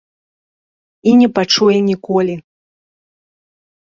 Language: Belarusian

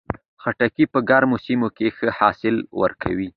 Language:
Pashto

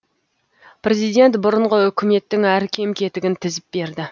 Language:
Kazakh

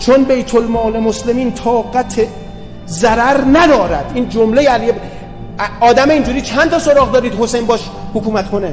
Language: Persian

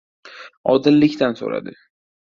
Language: Uzbek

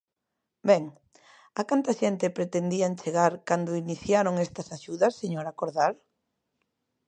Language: Galician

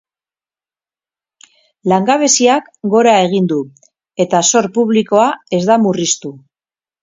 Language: Basque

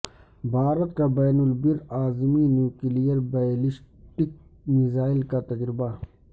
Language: Urdu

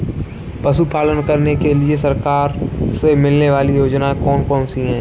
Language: Hindi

